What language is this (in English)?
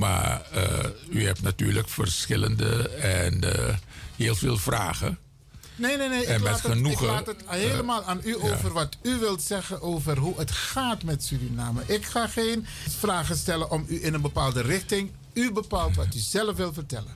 Dutch